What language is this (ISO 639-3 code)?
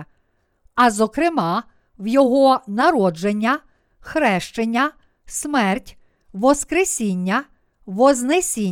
ukr